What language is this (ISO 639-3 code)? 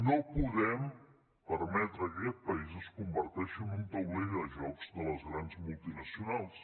cat